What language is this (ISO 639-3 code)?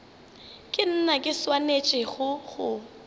nso